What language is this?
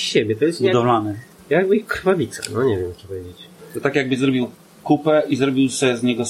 Polish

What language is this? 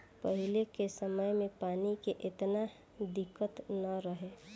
Bhojpuri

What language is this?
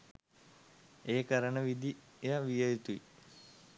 Sinhala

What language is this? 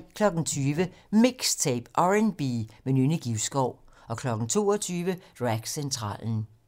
Danish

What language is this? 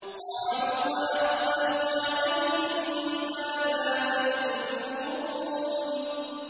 Arabic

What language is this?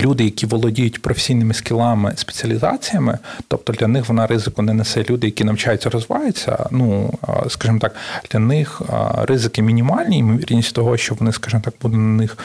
Ukrainian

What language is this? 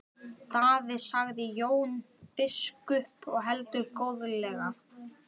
Icelandic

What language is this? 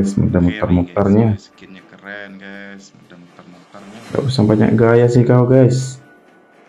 Indonesian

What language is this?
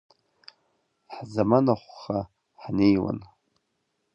Abkhazian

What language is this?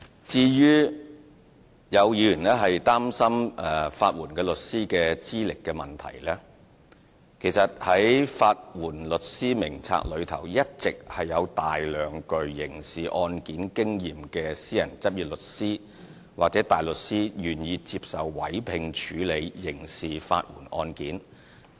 Cantonese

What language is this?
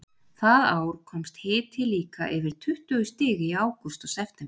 Icelandic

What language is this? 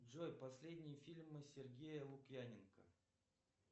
Russian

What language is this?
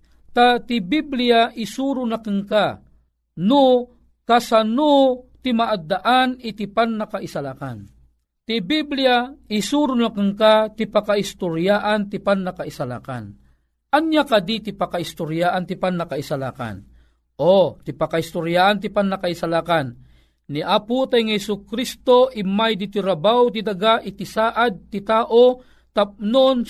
Filipino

